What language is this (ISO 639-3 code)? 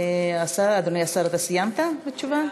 heb